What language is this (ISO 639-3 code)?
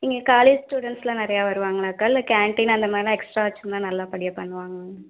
tam